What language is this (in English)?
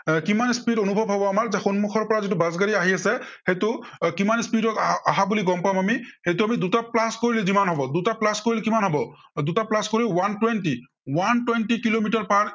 Assamese